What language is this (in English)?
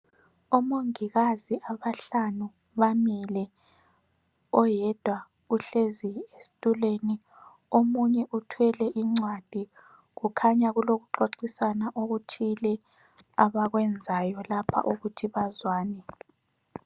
North Ndebele